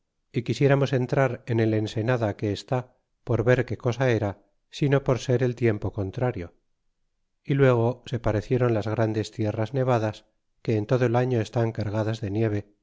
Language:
Spanish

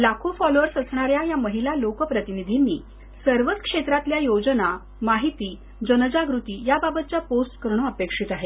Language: Marathi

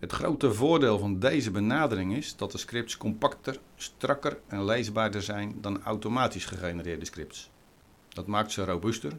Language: Dutch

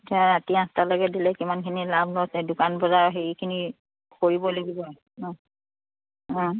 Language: Assamese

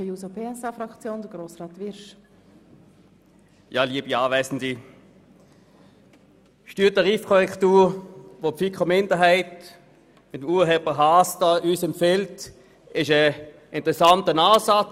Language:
Swiss German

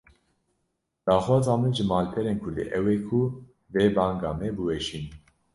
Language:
Kurdish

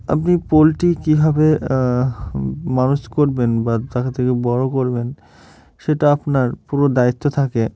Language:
Bangla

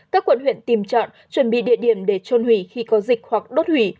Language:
Vietnamese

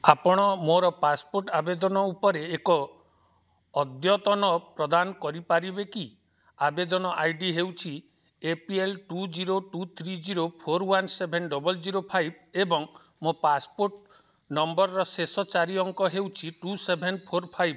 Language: Odia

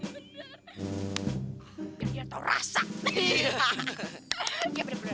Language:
Indonesian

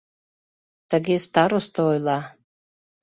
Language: Mari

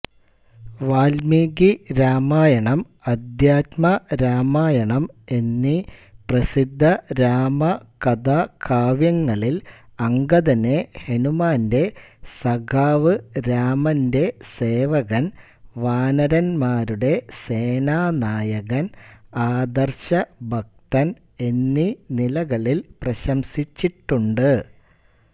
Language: Malayalam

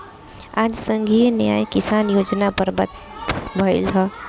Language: Bhojpuri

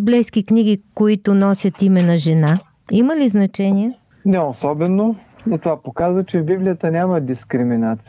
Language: Bulgarian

